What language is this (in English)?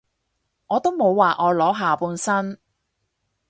Cantonese